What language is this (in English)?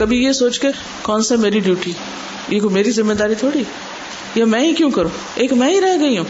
Urdu